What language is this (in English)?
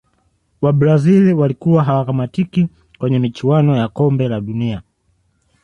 Swahili